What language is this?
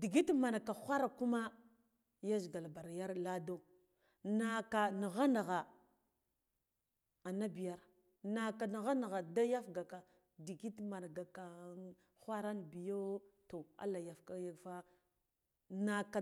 Guduf-Gava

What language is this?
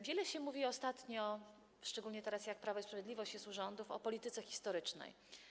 Polish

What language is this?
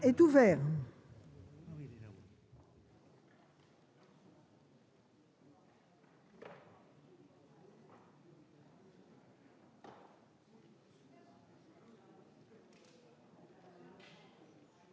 French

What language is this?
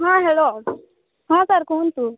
Odia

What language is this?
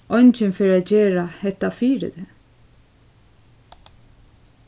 Faroese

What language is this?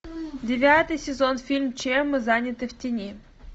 Russian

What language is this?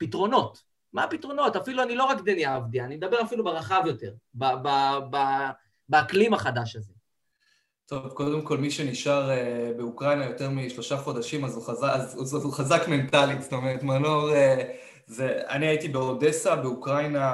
Hebrew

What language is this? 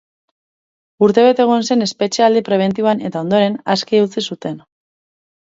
Basque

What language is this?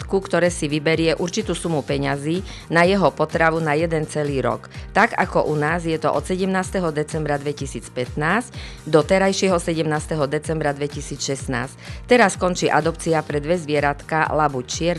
Slovak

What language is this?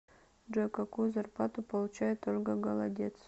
Russian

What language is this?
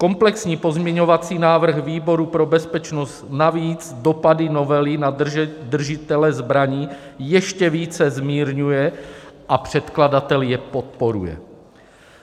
Czech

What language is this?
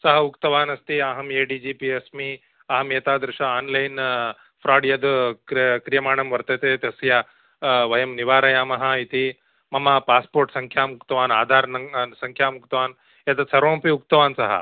Sanskrit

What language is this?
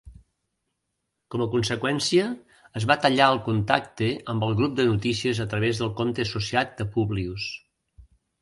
Catalan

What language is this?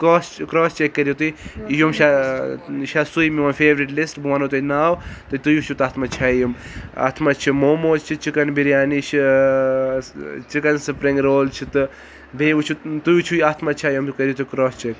Kashmiri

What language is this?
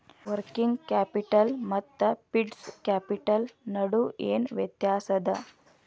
Kannada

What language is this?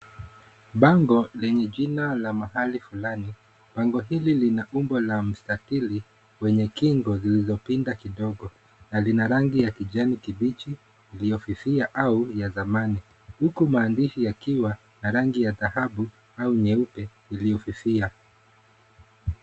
Swahili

